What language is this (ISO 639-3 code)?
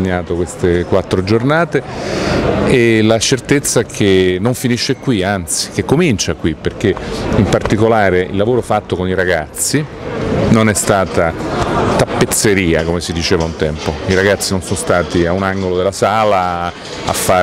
ita